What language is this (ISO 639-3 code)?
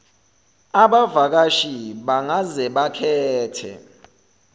zul